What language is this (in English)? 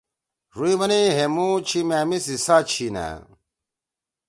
Torwali